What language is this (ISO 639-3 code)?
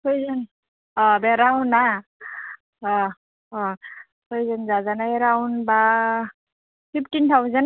brx